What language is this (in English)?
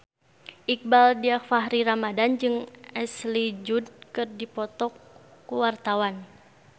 Sundanese